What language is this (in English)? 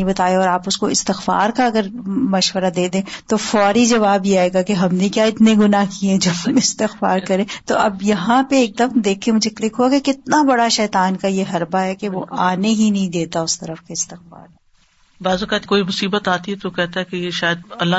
Urdu